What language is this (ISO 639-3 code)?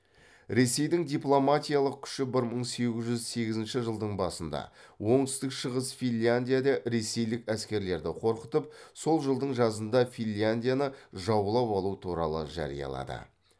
kaz